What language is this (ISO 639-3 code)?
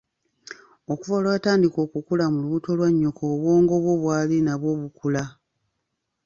lug